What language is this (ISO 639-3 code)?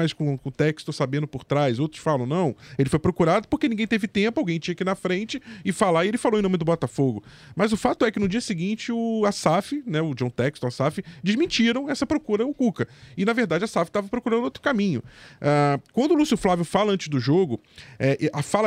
por